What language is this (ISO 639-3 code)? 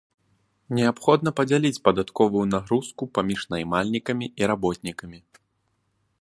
bel